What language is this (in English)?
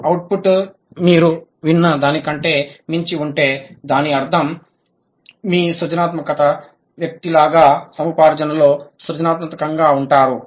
Telugu